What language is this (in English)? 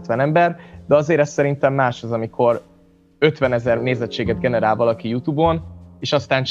Hungarian